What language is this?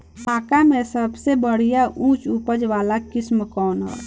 Bhojpuri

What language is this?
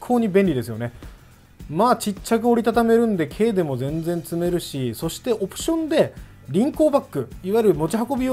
Japanese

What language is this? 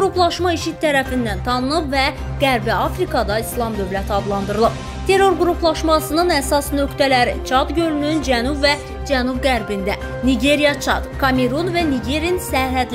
Turkish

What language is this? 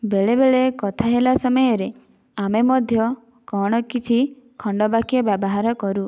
Odia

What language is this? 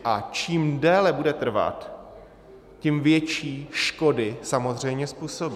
Czech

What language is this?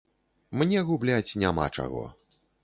Belarusian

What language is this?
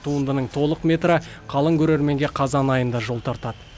Kazakh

